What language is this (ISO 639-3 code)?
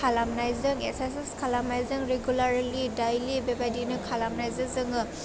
brx